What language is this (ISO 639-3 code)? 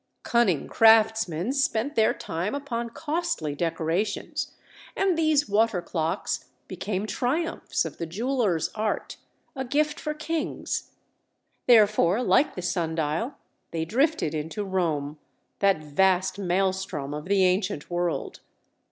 eng